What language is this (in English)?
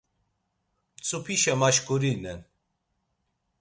Laz